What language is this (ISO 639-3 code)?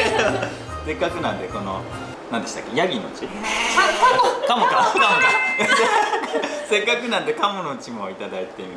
jpn